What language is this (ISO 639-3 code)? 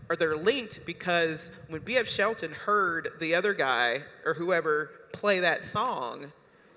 eng